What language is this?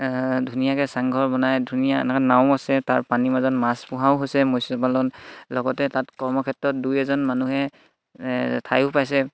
Assamese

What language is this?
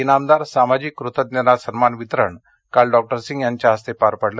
Marathi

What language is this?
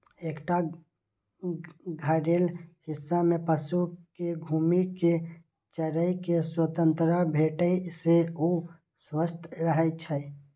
Maithili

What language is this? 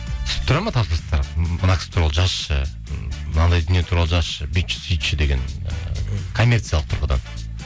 Kazakh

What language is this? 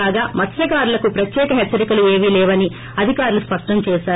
Telugu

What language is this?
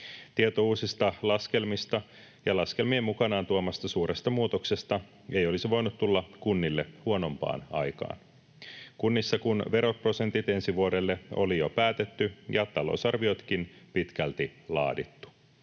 Finnish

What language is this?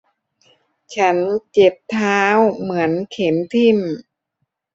Thai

